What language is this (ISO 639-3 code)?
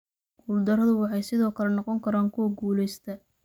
som